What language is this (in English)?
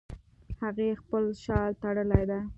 Pashto